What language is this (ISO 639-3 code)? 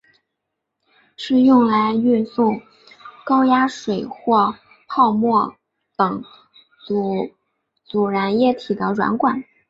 zho